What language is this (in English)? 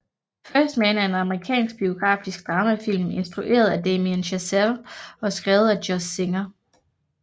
Danish